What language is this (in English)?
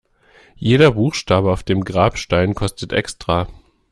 German